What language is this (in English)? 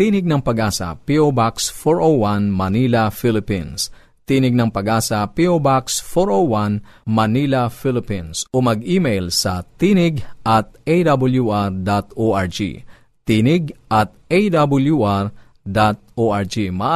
Filipino